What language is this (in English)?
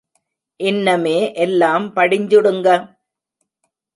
Tamil